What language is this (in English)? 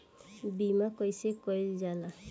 Bhojpuri